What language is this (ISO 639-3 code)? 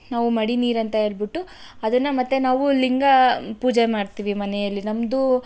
kan